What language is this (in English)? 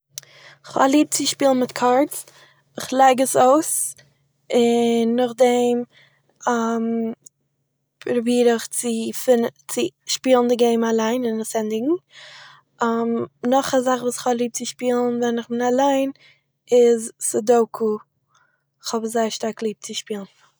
Yiddish